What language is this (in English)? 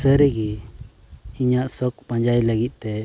Santali